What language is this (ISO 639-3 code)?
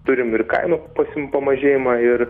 lit